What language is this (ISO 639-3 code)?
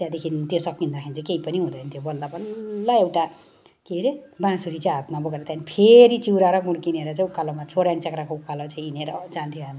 nep